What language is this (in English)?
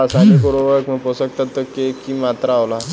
Bhojpuri